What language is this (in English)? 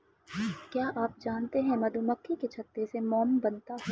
Hindi